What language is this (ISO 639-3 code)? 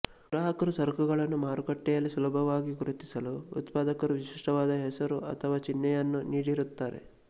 kan